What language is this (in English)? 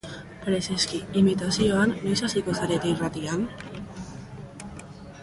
Basque